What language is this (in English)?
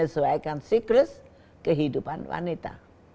Indonesian